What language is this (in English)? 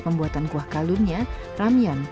Indonesian